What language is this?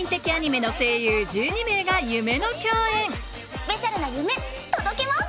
Japanese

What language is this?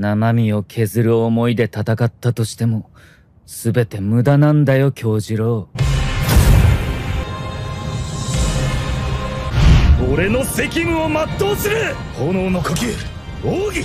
Japanese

